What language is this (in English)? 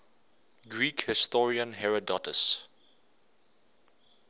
English